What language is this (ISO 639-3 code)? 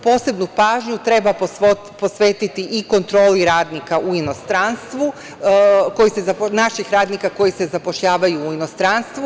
srp